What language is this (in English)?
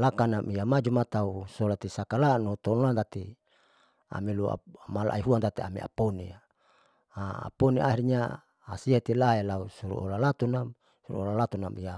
Saleman